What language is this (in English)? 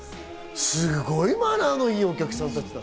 Japanese